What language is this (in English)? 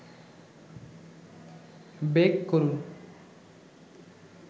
Bangla